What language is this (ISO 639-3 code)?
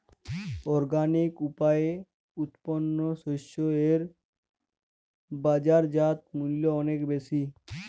ben